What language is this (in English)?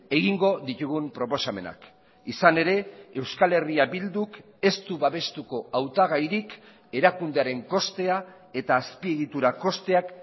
Basque